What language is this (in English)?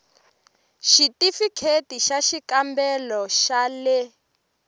Tsonga